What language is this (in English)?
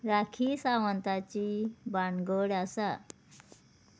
Konkani